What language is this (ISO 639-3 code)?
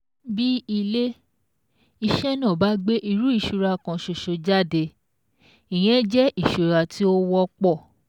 yor